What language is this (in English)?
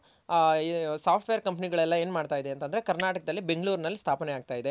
Kannada